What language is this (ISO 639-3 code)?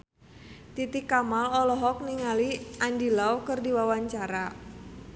sun